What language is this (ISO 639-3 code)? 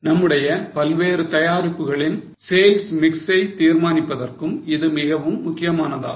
tam